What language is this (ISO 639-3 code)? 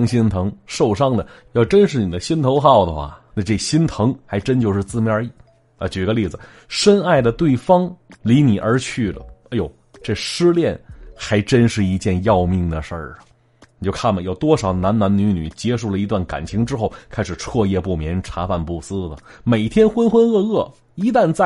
zho